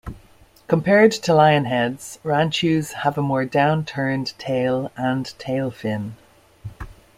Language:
English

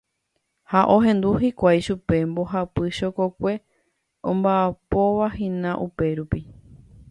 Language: Guarani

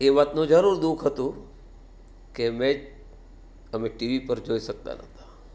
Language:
Gujarati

